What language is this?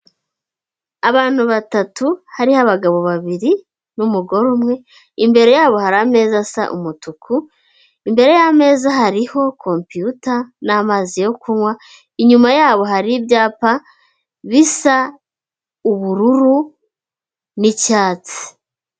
Kinyarwanda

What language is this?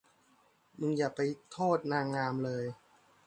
Thai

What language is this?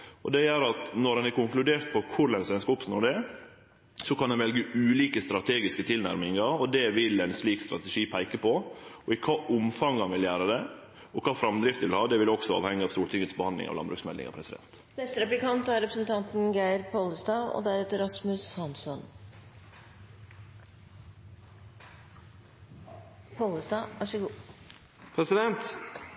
Norwegian Nynorsk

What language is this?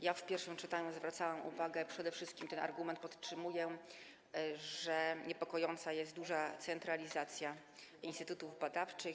Polish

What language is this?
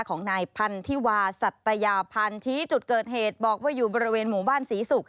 Thai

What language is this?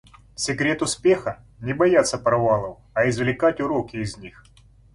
Russian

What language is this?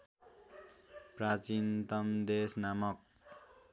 Nepali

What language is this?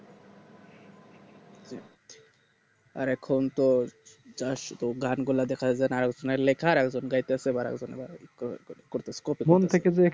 Bangla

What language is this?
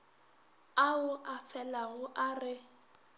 Northern Sotho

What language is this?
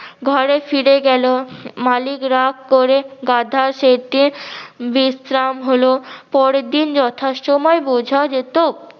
Bangla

